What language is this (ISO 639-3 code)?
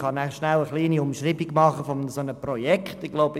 gsw